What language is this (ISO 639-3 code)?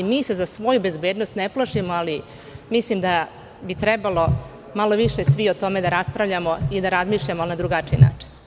srp